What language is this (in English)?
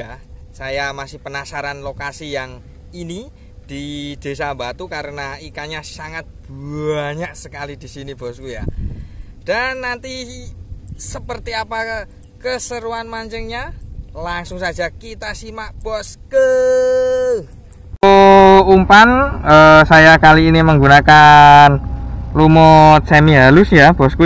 Indonesian